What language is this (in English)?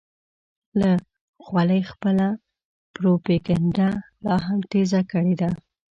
Pashto